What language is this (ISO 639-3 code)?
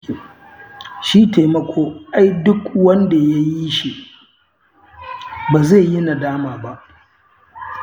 hau